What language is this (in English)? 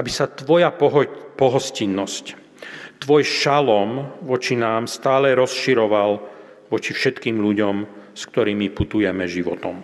Slovak